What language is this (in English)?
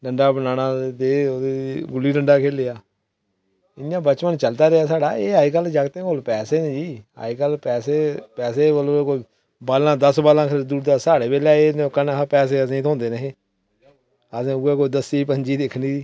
Dogri